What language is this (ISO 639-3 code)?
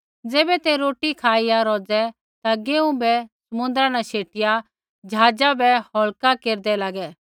kfx